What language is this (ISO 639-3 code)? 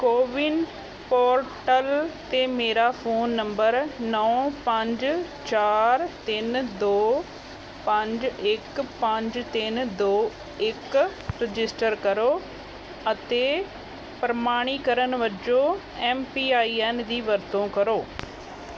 pan